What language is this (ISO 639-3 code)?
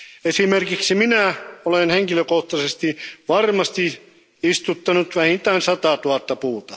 fin